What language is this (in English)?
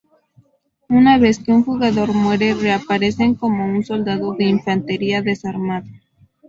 Spanish